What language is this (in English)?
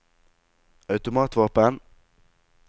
Norwegian